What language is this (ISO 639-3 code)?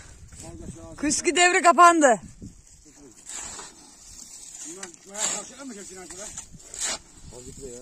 tur